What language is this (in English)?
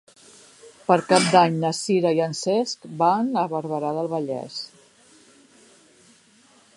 Catalan